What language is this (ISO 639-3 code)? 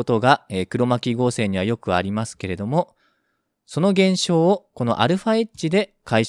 jpn